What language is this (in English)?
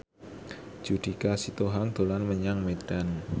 Javanese